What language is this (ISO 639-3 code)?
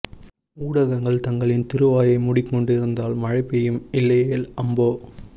tam